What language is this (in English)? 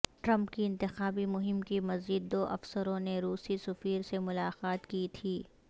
Urdu